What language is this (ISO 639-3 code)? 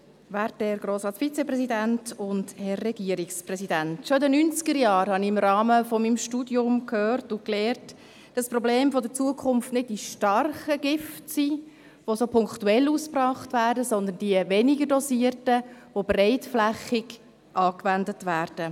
gsw